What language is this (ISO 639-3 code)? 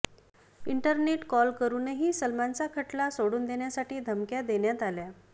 mar